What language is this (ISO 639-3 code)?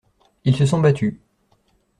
fra